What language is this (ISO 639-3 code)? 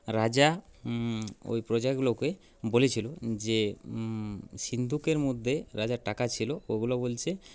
ben